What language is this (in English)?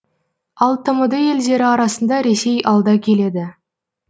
Kazakh